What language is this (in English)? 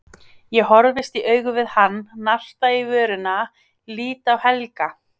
Icelandic